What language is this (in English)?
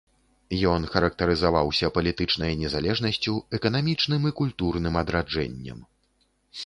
Belarusian